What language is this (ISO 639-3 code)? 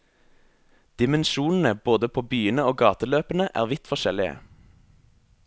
nor